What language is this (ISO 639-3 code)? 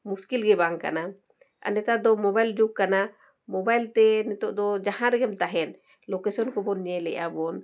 sat